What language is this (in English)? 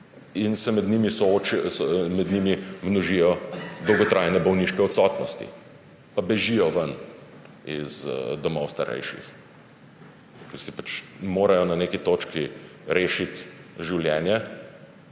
Slovenian